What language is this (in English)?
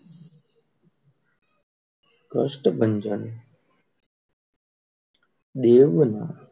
Gujarati